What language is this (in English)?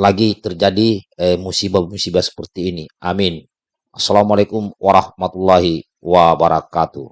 Indonesian